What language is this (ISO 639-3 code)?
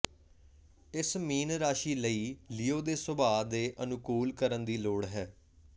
pan